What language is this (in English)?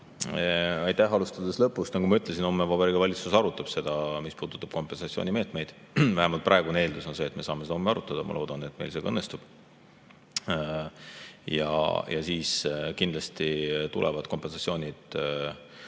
Estonian